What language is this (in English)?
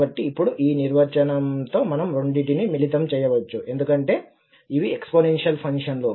Telugu